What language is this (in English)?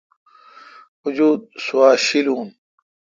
Kalkoti